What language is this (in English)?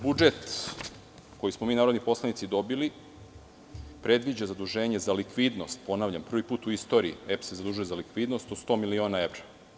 Serbian